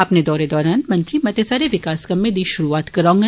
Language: Dogri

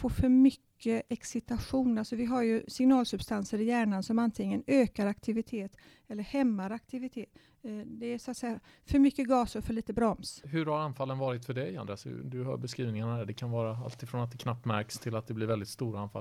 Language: Swedish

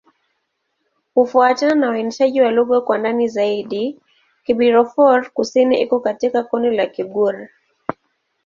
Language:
Swahili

